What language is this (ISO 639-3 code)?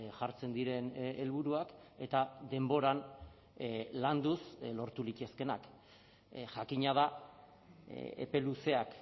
eus